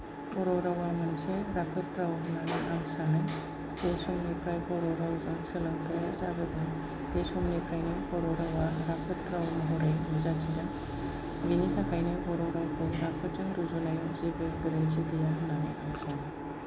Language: Bodo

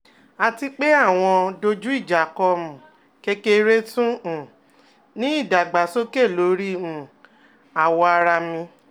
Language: Yoruba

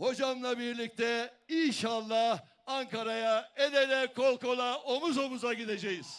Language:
Turkish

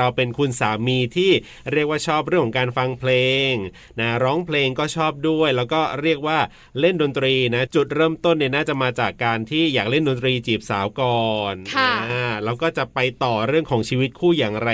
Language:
Thai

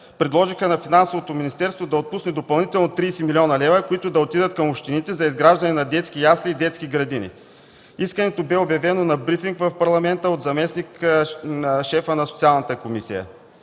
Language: Bulgarian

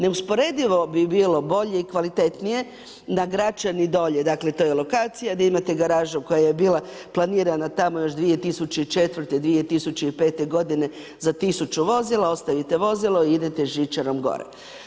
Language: Croatian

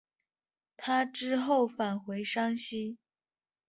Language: Chinese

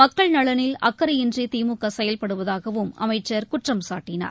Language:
Tamil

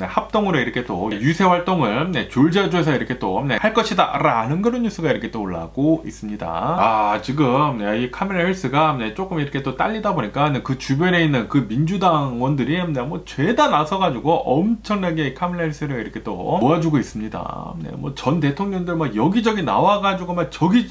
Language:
Korean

